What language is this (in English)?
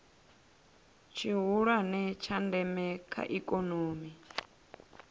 Venda